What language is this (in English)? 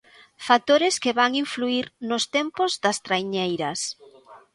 Galician